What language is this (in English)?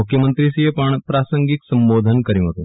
Gujarati